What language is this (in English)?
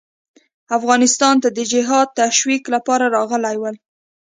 Pashto